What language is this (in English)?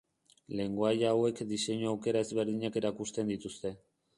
Basque